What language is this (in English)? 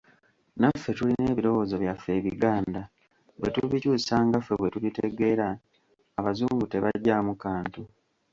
Ganda